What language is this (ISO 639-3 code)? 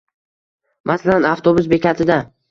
uzb